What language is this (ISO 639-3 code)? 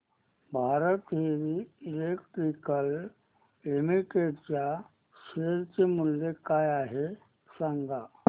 mar